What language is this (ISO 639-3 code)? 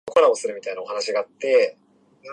jpn